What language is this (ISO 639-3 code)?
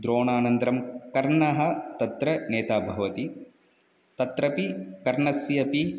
san